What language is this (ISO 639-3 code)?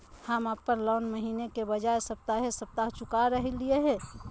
mag